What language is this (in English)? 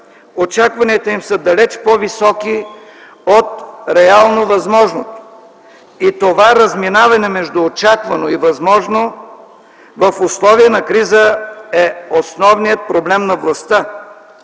Bulgarian